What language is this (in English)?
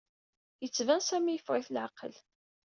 Kabyle